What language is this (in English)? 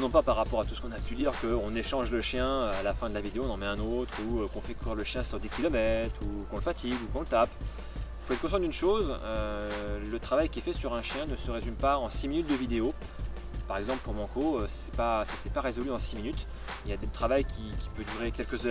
French